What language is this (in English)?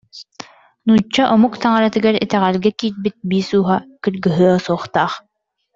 Yakut